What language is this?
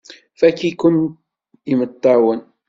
Kabyle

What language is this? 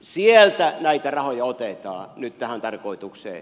Finnish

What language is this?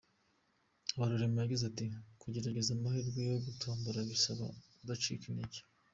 Kinyarwanda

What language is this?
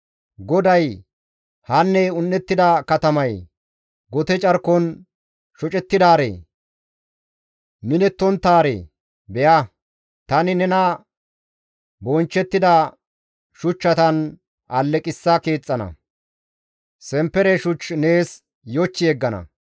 Gamo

